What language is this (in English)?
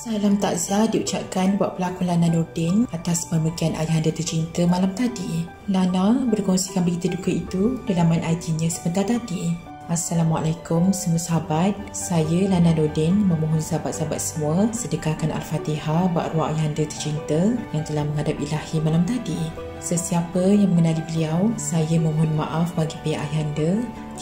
Malay